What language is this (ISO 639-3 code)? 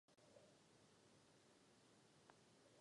ces